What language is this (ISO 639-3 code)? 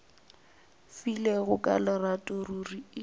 nso